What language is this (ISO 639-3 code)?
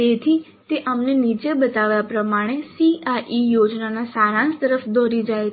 guj